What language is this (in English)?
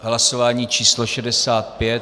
Czech